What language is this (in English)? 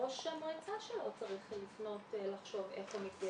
Hebrew